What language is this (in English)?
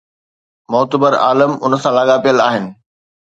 Sindhi